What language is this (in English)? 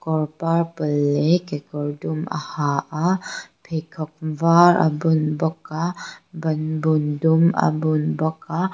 Mizo